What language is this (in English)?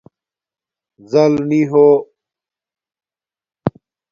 Domaaki